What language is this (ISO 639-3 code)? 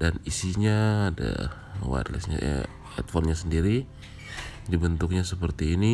ind